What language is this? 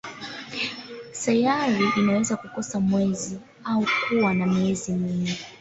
Swahili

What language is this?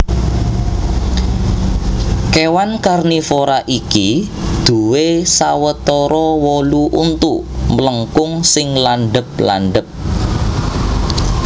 Javanese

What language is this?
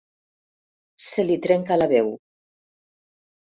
Catalan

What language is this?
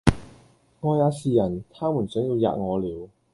Cantonese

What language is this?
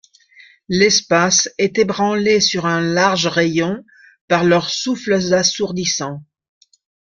French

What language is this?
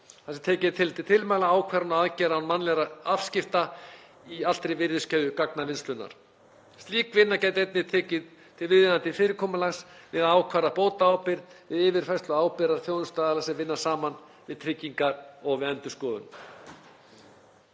Icelandic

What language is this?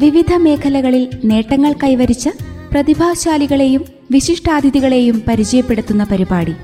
Malayalam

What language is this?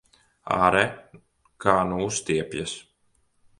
Latvian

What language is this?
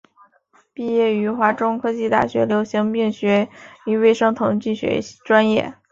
Chinese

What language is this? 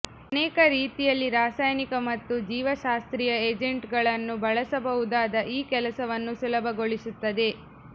Kannada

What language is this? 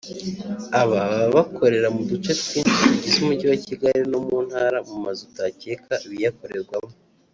Kinyarwanda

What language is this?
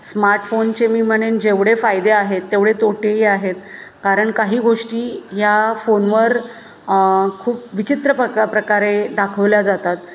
Marathi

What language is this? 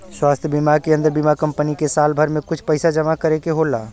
Bhojpuri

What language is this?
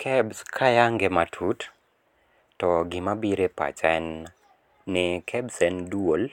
Luo (Kenya and Tanzania)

